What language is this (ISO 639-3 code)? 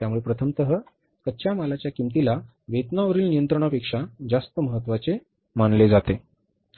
mar